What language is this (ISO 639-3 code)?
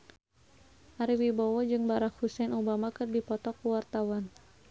sun